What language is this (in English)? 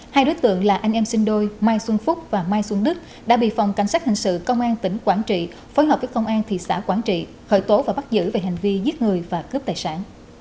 Vietnamese